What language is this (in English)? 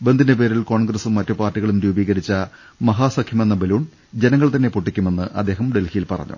Malayalam